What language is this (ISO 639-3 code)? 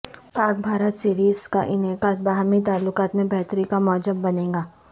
urd